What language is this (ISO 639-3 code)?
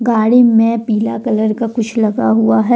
hin